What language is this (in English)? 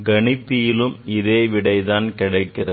Tamil